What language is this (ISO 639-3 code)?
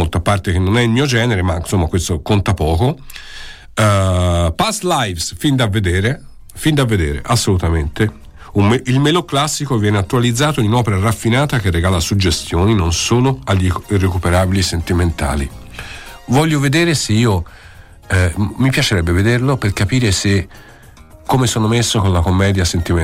ita